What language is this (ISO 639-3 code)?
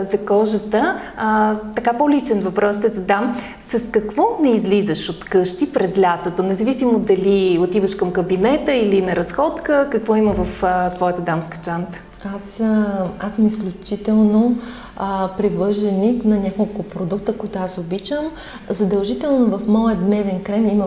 bul